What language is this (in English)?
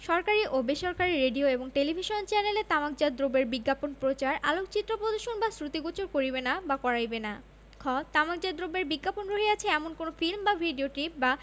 Bangla